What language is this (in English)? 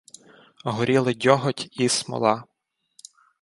Ukrainian